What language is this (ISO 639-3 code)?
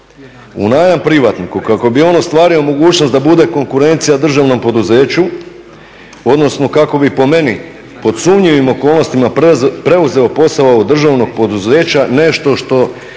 hrv